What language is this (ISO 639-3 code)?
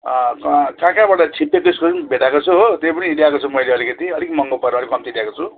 nep